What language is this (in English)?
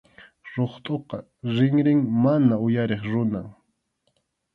Arequipa-La Unión Quechua